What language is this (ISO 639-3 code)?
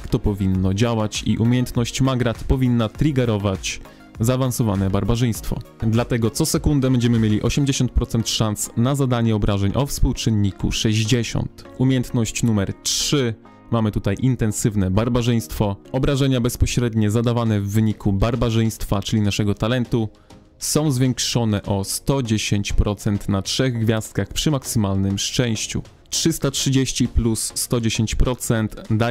pol